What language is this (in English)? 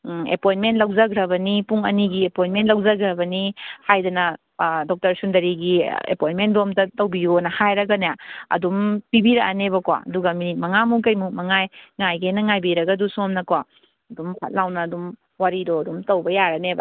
Manipuri